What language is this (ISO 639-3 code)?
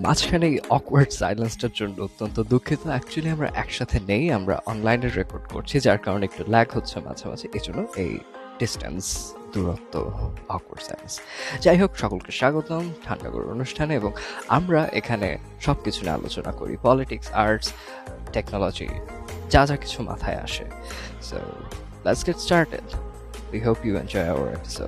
ben